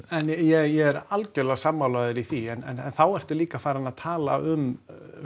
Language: Icelandic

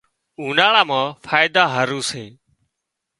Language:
Wadiyara Koli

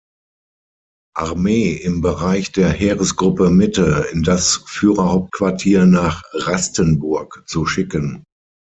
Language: German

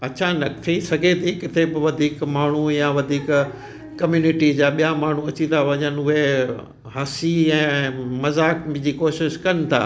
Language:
Sindhi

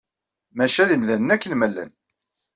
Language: Kabyle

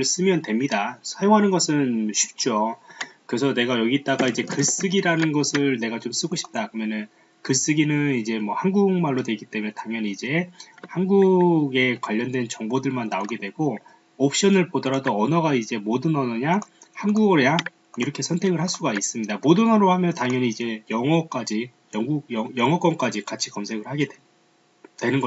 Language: Korean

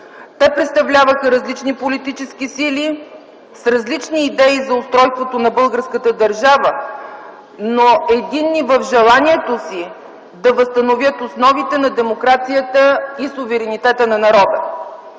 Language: Bulgarian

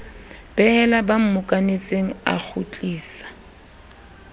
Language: Southern Sotho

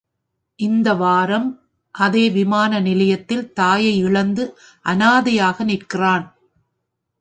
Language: Tamil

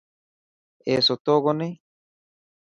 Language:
Dhatki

